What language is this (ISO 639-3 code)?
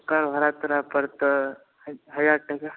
mai